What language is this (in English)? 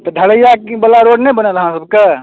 Maithili